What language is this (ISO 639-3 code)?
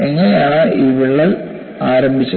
mal